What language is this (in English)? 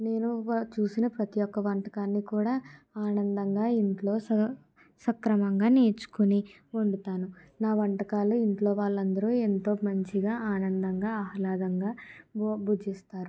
Telugu